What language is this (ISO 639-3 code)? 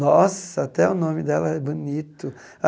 por